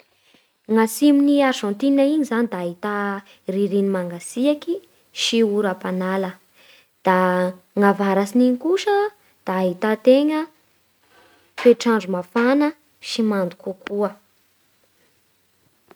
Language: Bara Malagasy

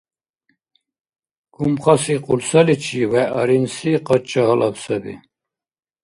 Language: Dargwa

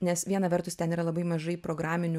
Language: Lithuanian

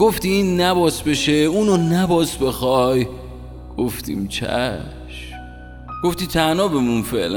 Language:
Persian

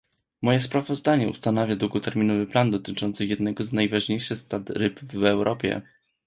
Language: Polish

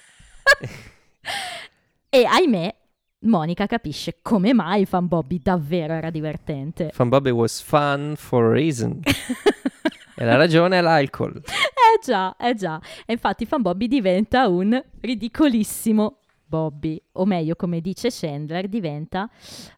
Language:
Italian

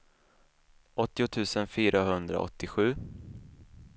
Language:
Swedish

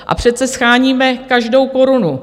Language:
Czech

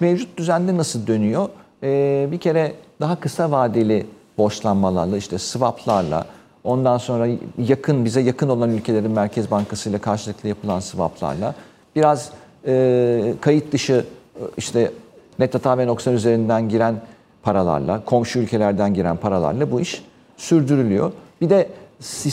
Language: Turkish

